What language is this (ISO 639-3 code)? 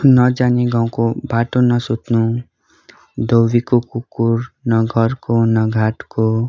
nep